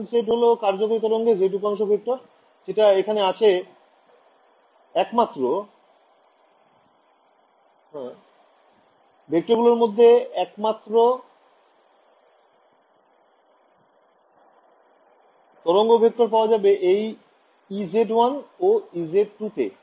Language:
Bangla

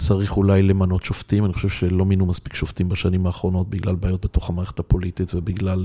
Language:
Hebrew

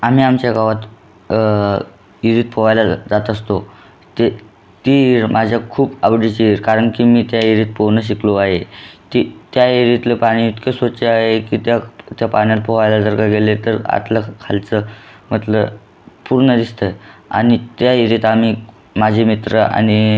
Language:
Marathi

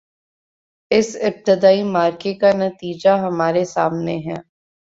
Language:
Urdu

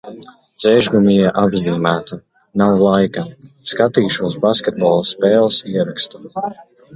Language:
Latvian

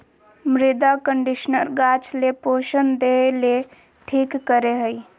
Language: Magahi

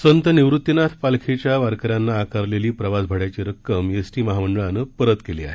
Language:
Marathi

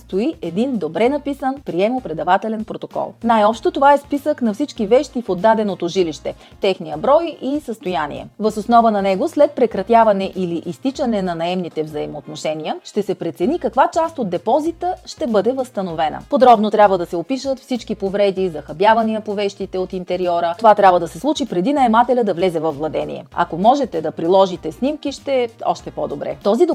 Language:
Bulgarian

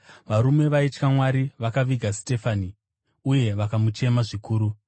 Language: Shona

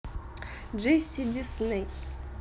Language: Russian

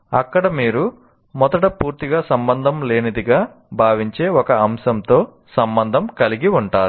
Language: Telugu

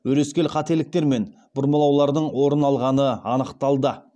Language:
Kazakh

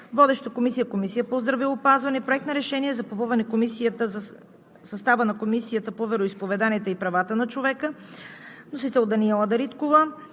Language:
Bulgarian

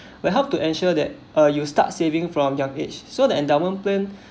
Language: English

